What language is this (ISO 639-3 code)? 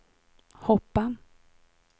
swe